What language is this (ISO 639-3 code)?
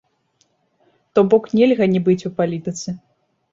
bel